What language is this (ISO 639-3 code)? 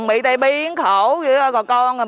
vie